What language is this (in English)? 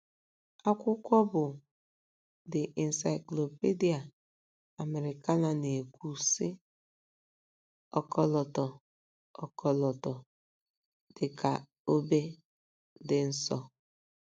Igbo